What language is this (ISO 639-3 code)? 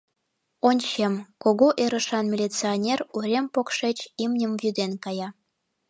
chm